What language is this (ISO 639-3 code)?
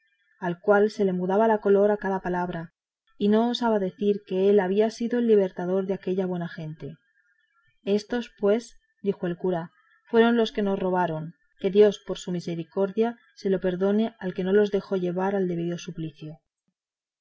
spa